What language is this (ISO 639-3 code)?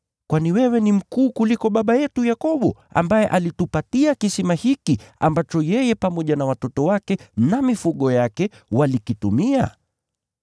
swa